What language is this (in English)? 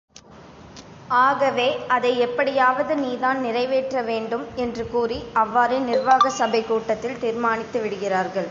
Tamil